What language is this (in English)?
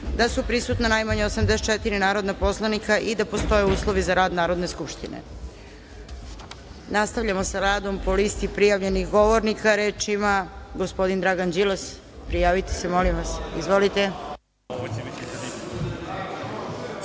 Serbian